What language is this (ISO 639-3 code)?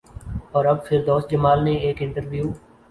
urd